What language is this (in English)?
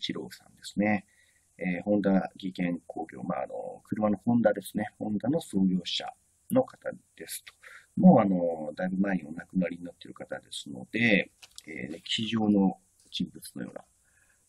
Japanese